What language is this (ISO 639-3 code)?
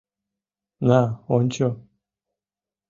chm